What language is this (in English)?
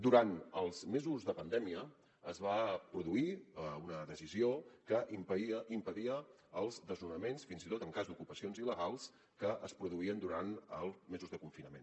Catalan